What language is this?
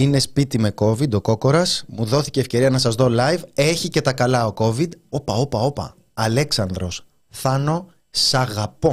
Greek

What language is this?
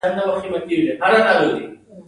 Pashto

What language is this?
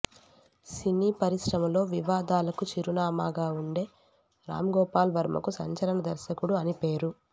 Telugu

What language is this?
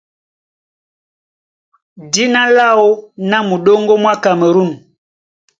Duala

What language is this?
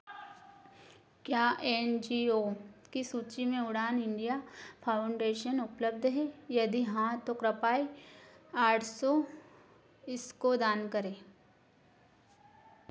Hindi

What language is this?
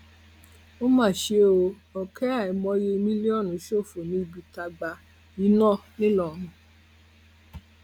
Yoruba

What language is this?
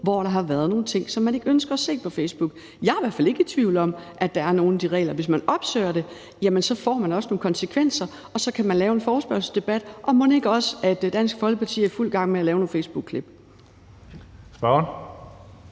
Danish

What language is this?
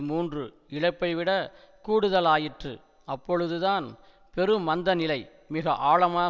Tamil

